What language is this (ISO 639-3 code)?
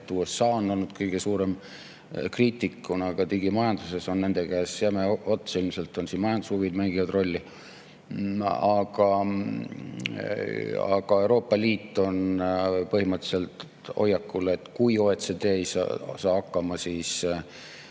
est